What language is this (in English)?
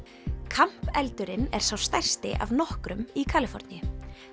Icelandic